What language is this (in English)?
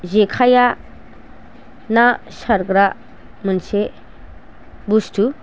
Bodo